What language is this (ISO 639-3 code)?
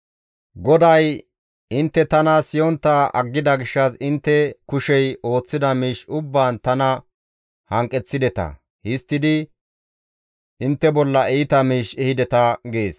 gmv